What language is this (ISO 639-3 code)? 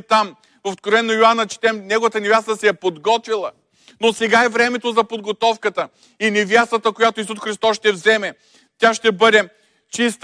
bul